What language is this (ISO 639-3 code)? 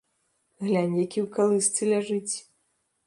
bel